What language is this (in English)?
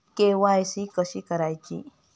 Marathi